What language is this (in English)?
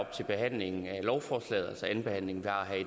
Danish